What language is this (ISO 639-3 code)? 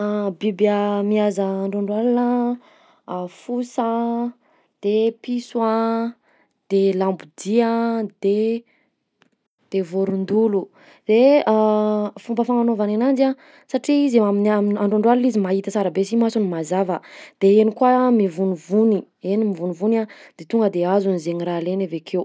bzc